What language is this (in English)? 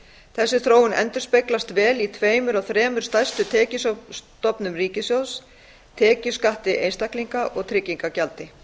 Icelandic